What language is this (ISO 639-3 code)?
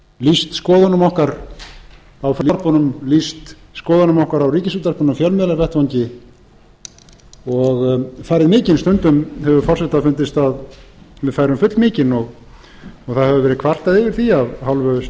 isl